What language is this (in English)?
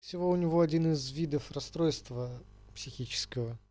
Russian